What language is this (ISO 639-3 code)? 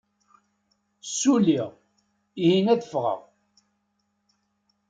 kab